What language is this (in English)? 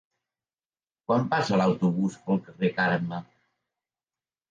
Catalan